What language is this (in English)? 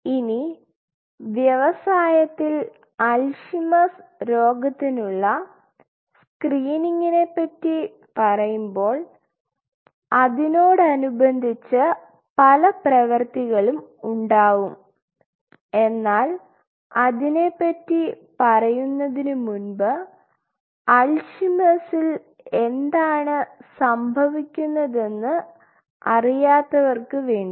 Malayalam